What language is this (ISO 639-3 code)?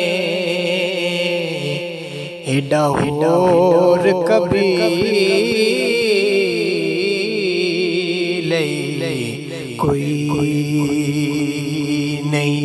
hin